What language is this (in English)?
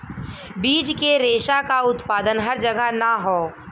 Bhojpuri